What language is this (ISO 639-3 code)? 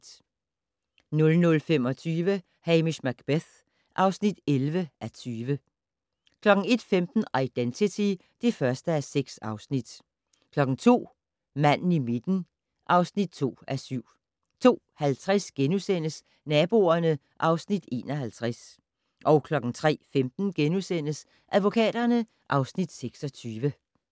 dan